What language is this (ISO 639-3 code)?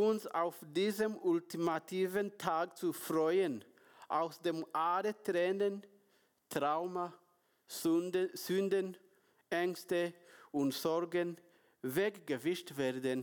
deu